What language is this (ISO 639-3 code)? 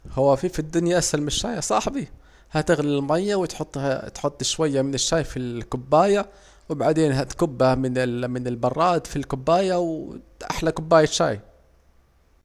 aec